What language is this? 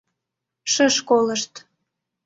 Mari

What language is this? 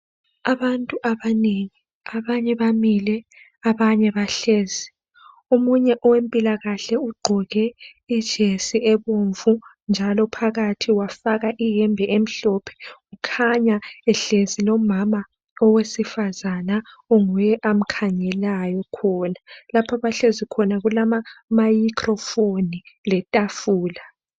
North Ndebele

